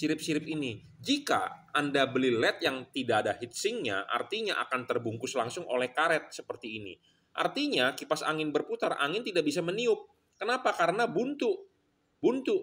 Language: Indonesian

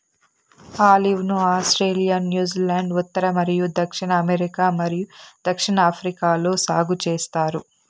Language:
Telugu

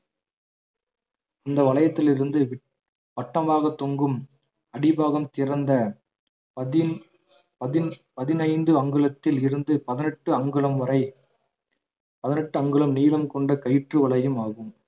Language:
Tamil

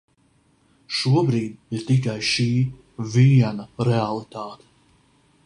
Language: Latvian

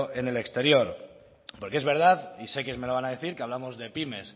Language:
Spanish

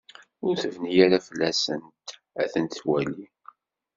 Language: Kabyle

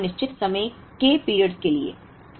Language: Hindi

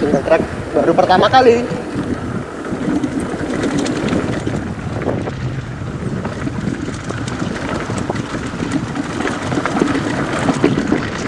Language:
Indonesian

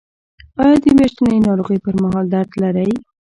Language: Pashto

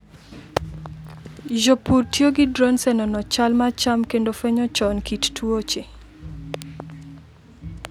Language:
Luo (Kenya and Tanzania)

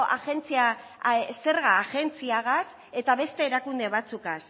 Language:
Basque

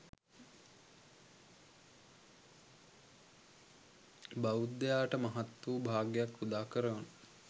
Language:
Sinhala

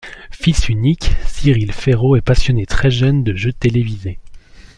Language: French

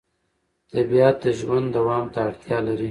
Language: Pashto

